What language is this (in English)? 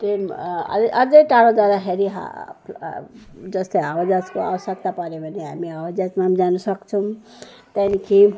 Nepali